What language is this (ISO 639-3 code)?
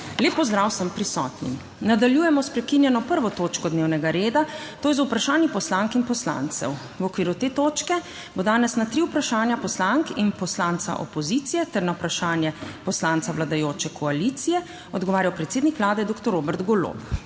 slv